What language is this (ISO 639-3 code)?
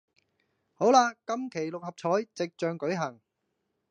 yue